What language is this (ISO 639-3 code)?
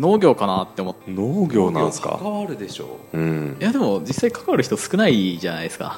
jpn